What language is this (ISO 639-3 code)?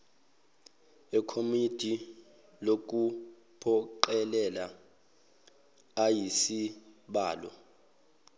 zul